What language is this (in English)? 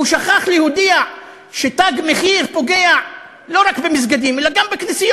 Hebrew